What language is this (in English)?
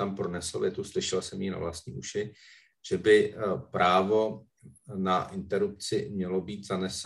Czech